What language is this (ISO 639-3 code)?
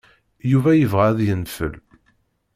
kab